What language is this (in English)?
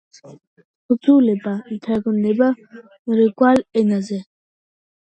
Georgian